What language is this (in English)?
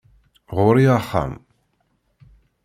Kabyle